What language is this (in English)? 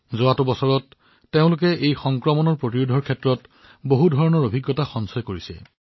Assamese